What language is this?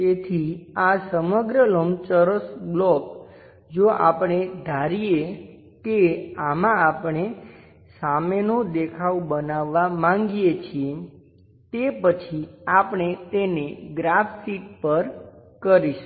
Gujarati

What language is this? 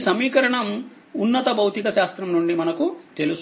Telugu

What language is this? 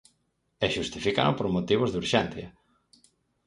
Galician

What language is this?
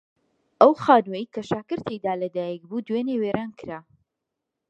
Central Kurdish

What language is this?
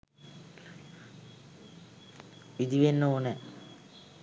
Sinhala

